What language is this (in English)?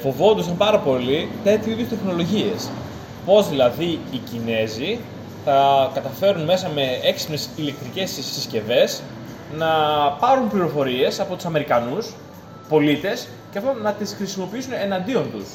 Greek